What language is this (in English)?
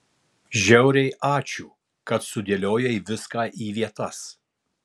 Lithuanian